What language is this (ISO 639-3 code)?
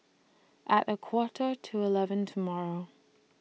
eng